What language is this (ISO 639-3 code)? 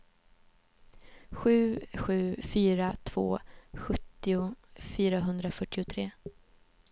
swe